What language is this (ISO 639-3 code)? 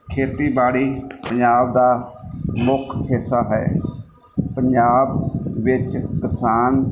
pan